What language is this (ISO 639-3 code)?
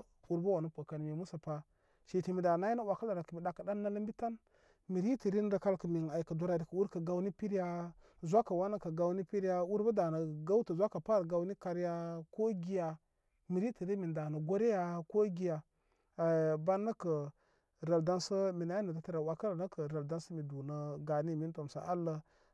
kmy